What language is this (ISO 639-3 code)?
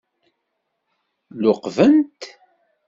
kab